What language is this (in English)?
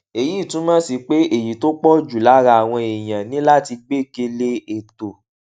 Yoruba